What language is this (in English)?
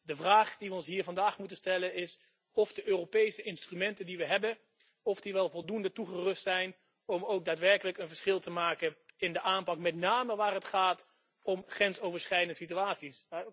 Dutch